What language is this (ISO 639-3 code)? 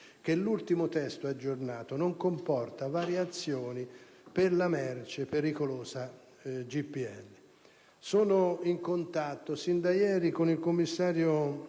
ita